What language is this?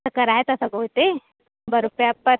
Sindhi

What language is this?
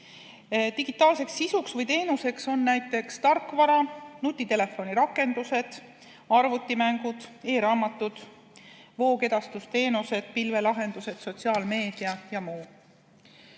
Estonian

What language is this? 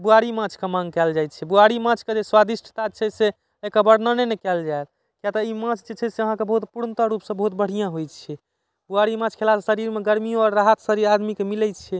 Maithili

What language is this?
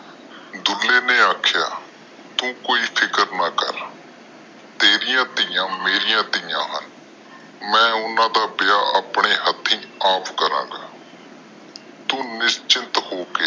Punjabi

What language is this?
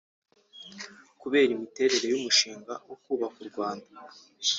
Kinyarwanda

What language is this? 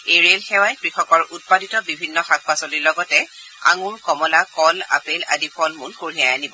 Assamese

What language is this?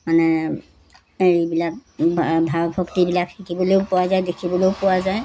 Assamese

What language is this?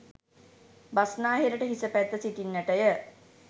Sinhala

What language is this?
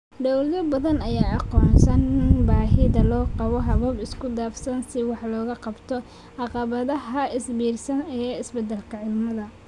Somali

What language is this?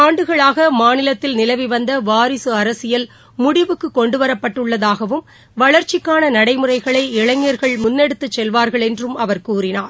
Tamil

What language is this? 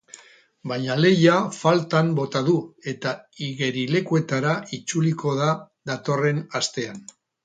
Basque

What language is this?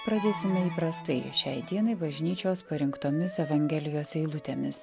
Lithuanian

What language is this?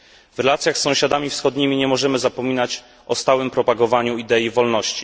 Polish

